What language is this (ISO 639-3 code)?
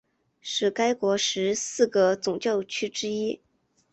zho